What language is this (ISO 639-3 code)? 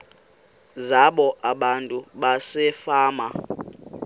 xho